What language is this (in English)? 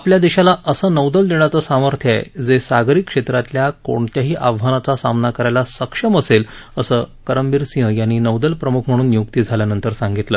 Marathi